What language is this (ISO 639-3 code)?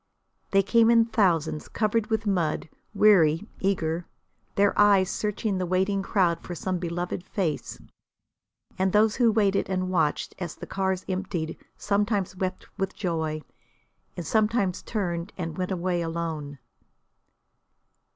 eng